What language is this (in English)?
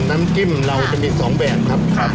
Thai